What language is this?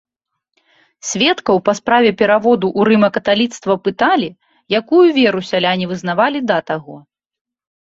Belarusian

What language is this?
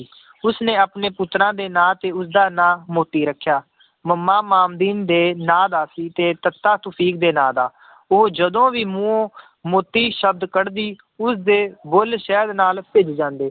Punjabi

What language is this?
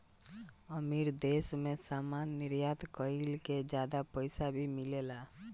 Bhojpuri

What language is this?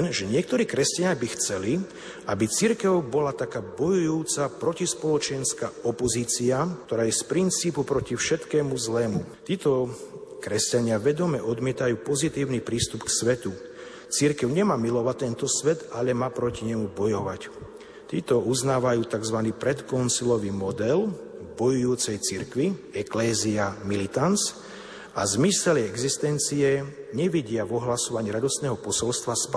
Slovak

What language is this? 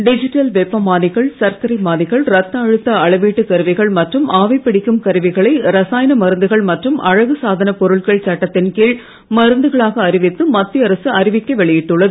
Tamil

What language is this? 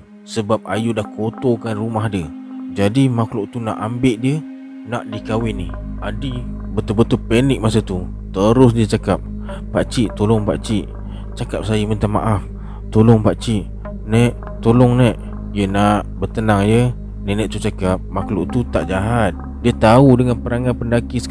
Malay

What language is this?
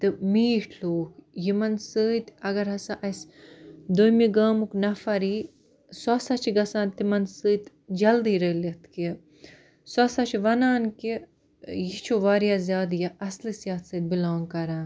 Kashmiri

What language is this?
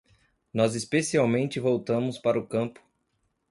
Portuguese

